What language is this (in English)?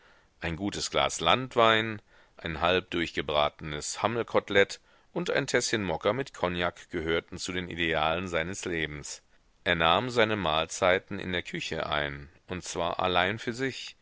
German